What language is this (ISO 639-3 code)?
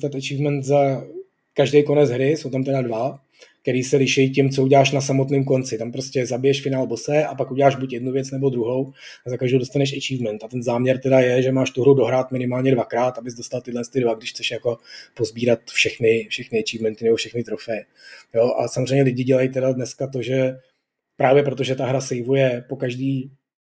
ces